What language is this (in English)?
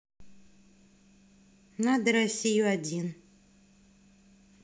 Russian